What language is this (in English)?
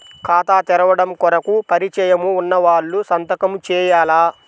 Telugu